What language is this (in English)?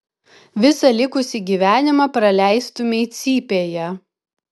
Lithuanian